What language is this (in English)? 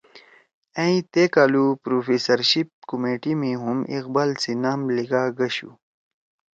Torwali